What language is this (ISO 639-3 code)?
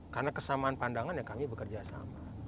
ind